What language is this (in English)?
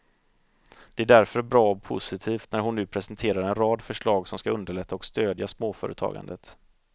Swedish